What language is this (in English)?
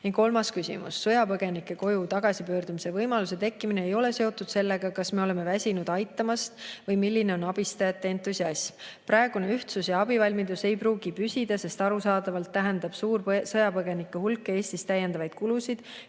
Estonian